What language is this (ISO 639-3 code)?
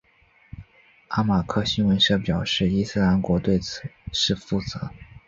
zho